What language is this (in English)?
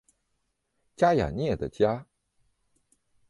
Chinese